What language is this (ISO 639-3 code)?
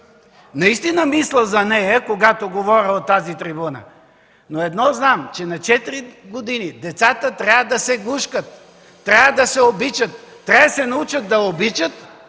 bul